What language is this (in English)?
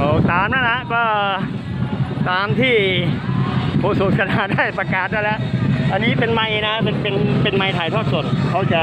Thai